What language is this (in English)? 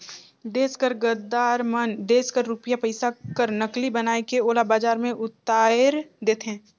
Chhattisgarhi